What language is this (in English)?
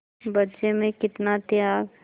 Hindi